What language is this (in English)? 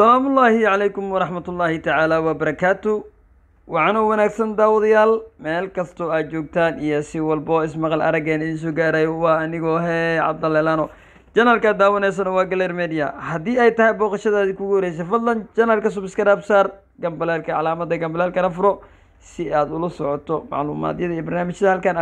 Arabic